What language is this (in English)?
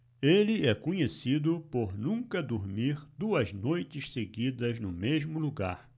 Portuguese